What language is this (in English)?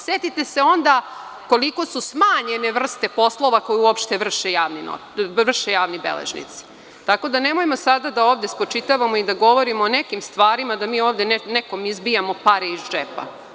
Serbian